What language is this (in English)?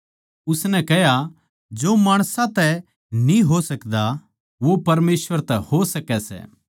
Haryanvi